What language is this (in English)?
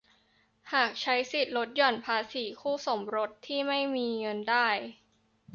Thai